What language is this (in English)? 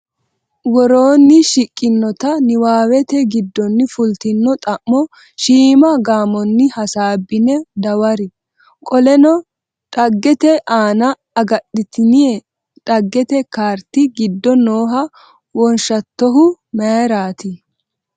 Sidamo